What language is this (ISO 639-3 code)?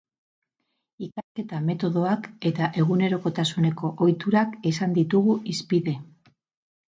eus